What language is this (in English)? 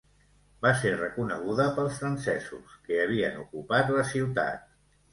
Catalan